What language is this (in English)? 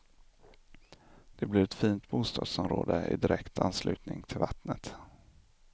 Swedish